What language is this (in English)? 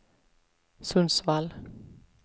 Swedish